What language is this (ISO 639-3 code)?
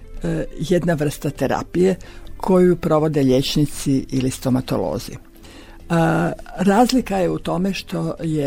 hrv